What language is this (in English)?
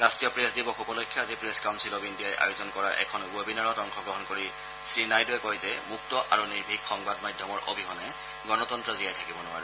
Assamese